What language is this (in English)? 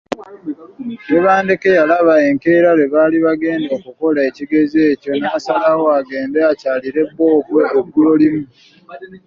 Ganda